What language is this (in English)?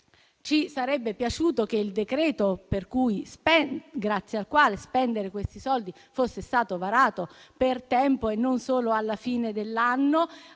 Italian